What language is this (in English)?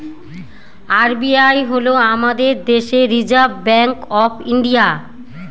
Bangla